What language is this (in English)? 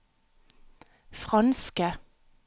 Norwegian